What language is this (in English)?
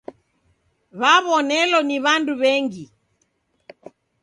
Taita